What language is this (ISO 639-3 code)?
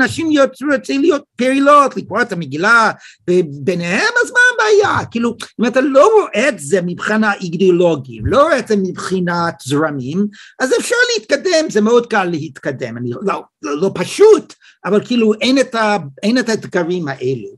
heb